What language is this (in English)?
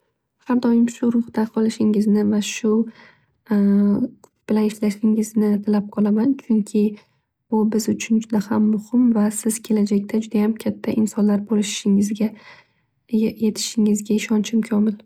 Uzbek